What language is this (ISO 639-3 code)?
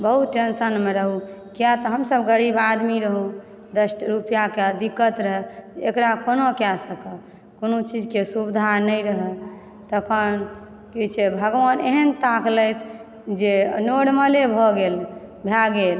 mai